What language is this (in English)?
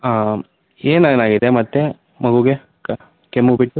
Kannada